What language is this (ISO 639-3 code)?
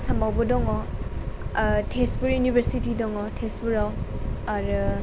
brx